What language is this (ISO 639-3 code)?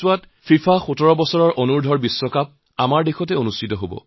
asm